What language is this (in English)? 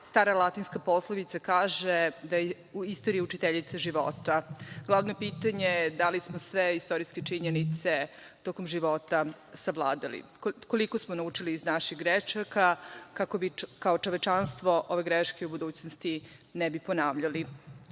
Serbian